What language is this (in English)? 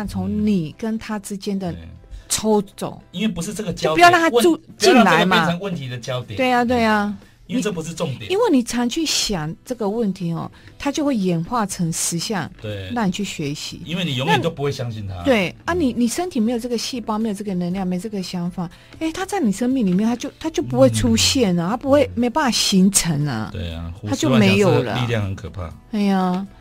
Chinese